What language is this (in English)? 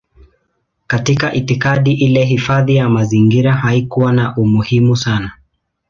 Swahili